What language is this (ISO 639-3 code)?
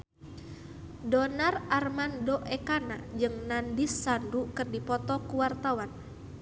sun